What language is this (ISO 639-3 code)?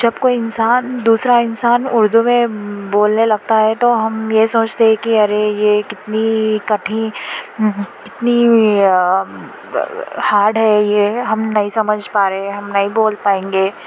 urd